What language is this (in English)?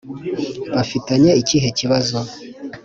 Kinyarwanda